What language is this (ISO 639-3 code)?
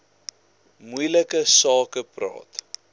afr